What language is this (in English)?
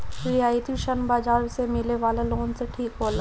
Bhojpuri